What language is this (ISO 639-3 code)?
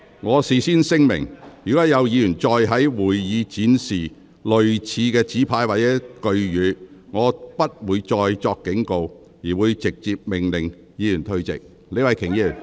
yue